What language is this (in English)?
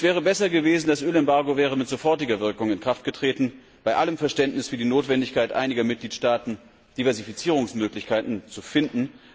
German